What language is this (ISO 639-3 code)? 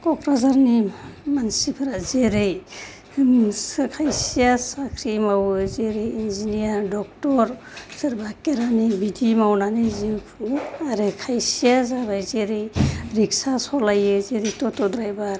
brx